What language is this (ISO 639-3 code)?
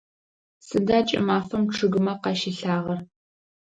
ady